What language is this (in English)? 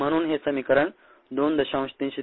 Marathi